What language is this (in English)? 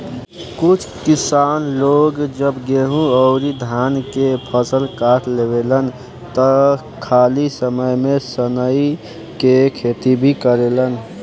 Bhojpuri